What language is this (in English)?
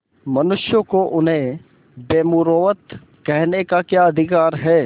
Hindi